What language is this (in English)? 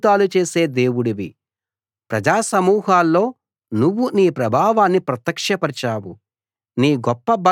Telugu